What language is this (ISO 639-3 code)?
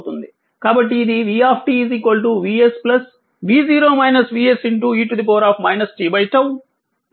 tel